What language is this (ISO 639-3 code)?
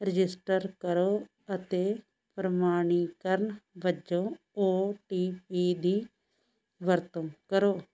pan